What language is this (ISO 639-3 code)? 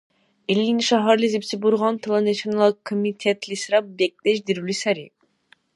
dar